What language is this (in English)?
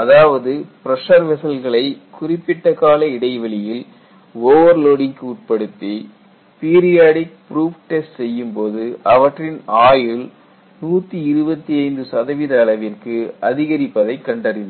Tamil